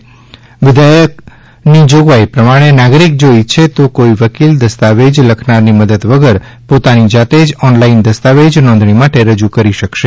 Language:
Gujarati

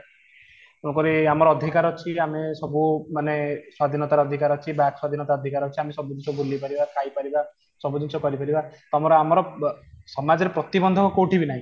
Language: Odia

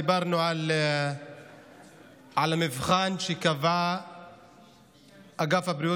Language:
Hebrew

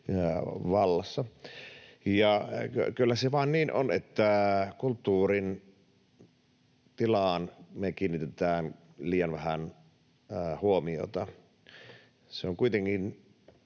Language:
Finnish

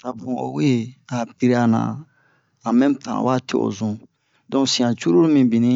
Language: Bomu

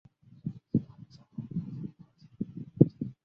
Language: Chinese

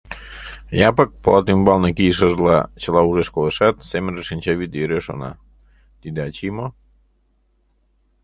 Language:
Mari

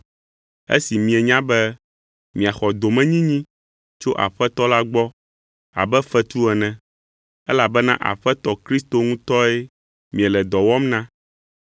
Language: Ewe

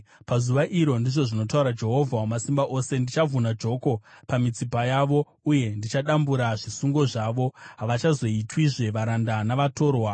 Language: Shona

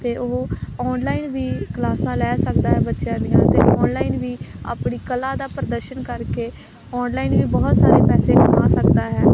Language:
Punjabi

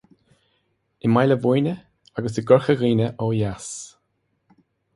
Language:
Irish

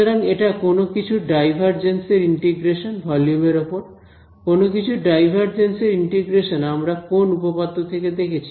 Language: Bangla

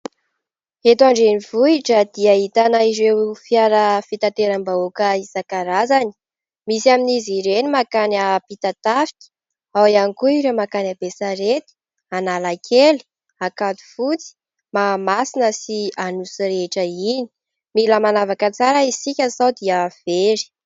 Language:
Malagasy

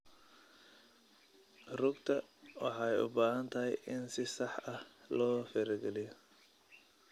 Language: Somali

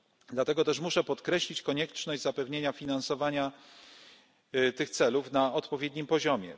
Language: Polish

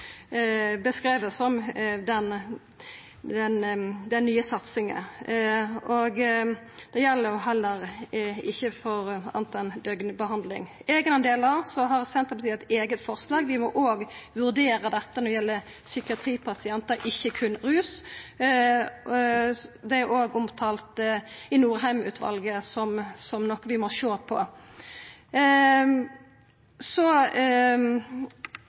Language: Norwegian Nynorsk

